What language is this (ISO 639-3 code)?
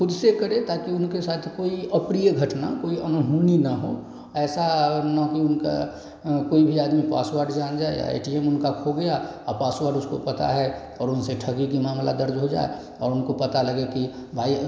hin